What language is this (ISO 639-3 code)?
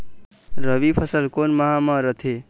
hne